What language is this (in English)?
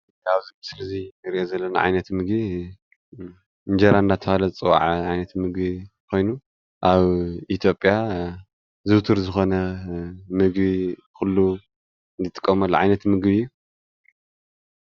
Tigrinya